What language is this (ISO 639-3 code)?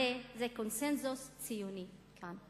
heb